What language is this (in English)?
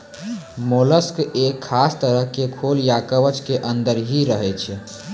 Maithili